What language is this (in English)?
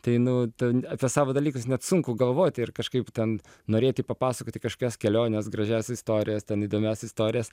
Lithuanian